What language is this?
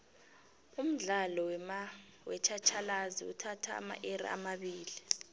South Ndebele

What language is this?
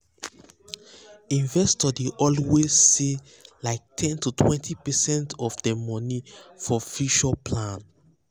Nigerian Pidgin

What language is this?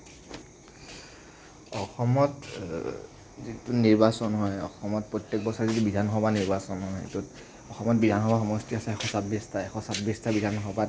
Assamese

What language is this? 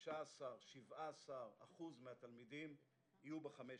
Hebrew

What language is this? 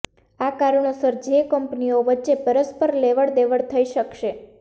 Gujarati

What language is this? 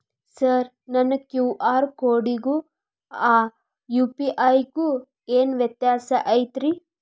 Kannada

